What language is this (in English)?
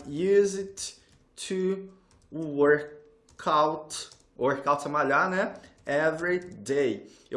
Portuguese